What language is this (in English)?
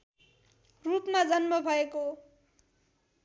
Nepali